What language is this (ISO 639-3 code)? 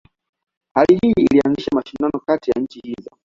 swa